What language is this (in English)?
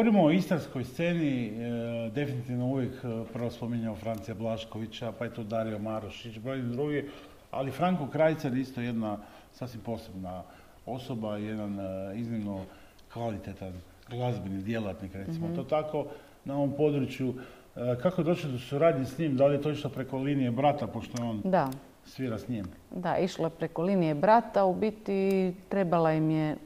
Croatian